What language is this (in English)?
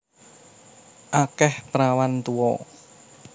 Javanese